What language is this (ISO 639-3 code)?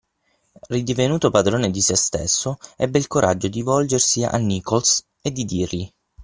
ita